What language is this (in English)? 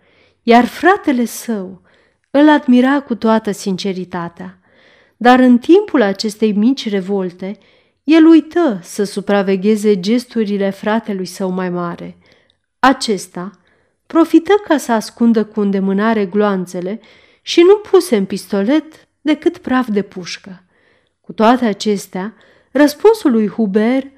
Romanian